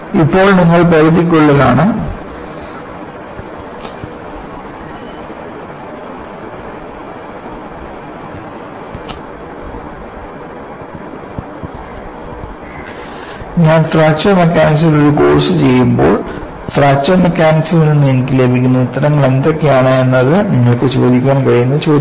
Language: Malayalam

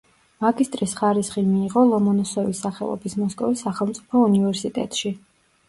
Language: Georgian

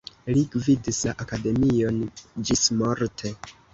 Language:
Esperanto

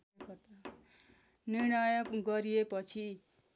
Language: Nepali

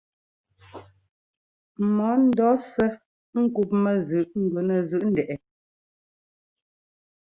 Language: Ngomba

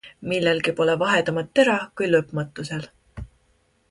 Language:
Estonian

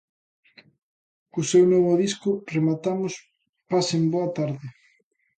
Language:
Galician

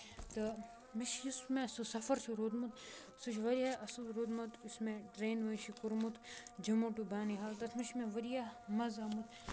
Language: Kashmiri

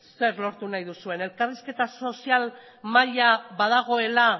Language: Basque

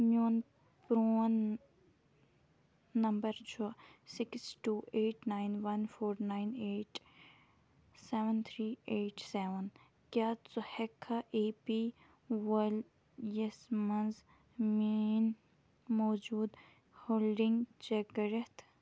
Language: Kashmiri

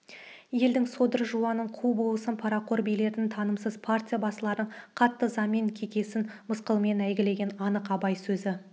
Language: Kazakh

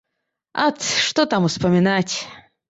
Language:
Belarusian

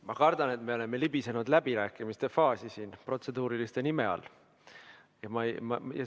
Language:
Estonian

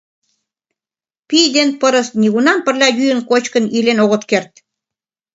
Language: Mari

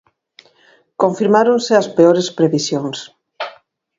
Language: Galician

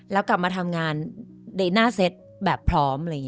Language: Thai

